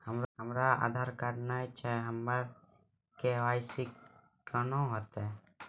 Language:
Maithili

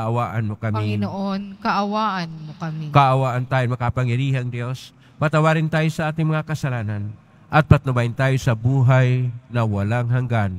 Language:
Filipino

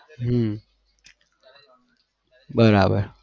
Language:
Gujarati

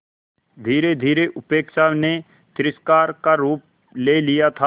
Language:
Hindi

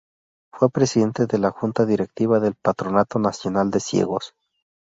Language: Spanish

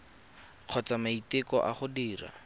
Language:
Tswana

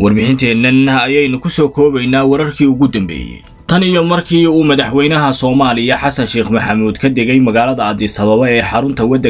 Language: Arabic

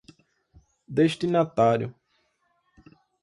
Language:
Portuguese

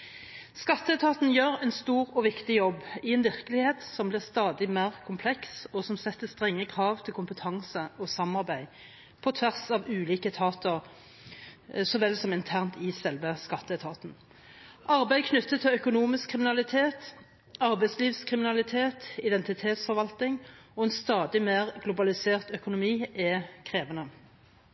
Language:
Norwegian Bokmål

